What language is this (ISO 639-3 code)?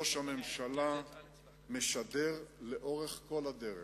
heb